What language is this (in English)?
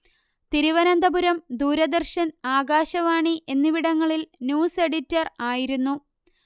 Malayalam